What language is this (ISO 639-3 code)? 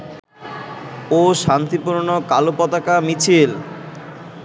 ben